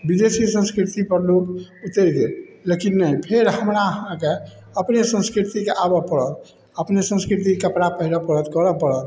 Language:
Maithili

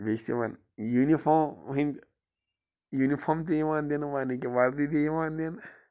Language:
Kashmiri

